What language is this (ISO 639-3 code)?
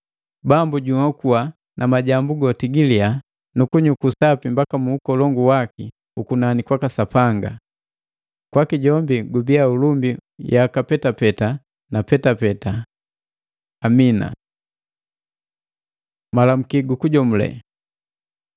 mgv